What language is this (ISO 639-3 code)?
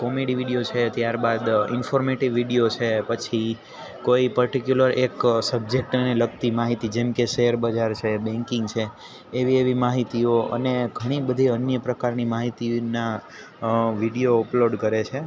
guj